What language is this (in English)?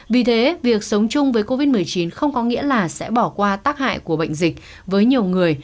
Vietnamese